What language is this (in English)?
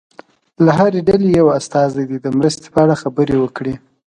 Pashto